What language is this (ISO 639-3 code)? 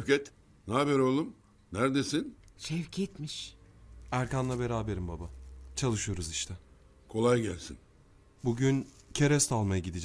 tur